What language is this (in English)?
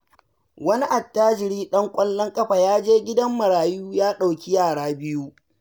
Hausa